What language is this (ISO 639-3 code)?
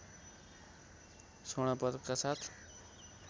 nep